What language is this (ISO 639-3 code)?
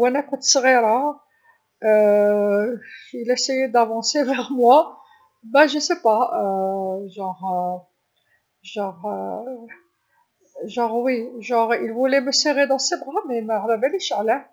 arq